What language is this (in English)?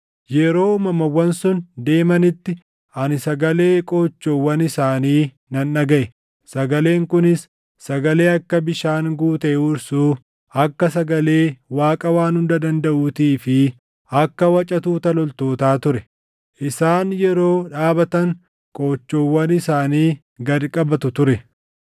Oromo